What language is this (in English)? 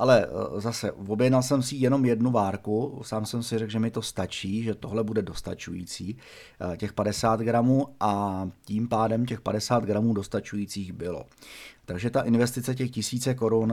Czech